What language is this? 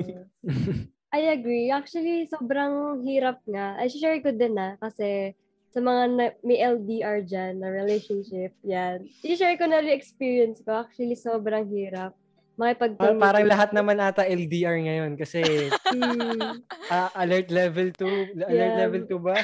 Filipino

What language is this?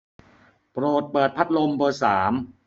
Thai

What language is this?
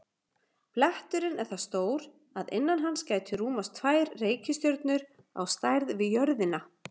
Icelandic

